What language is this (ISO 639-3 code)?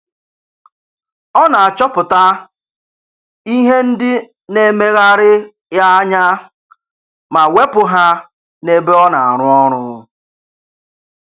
ibo